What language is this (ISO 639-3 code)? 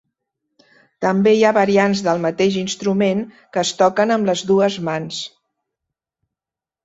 cat